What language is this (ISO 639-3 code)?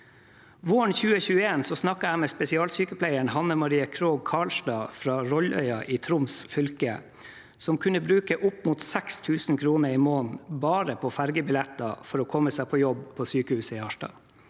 nor